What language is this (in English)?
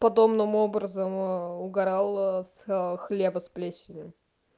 Russian